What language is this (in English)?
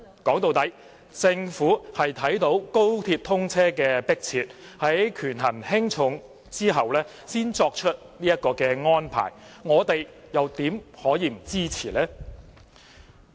Cantonese